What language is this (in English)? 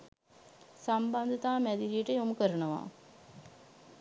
Sinhala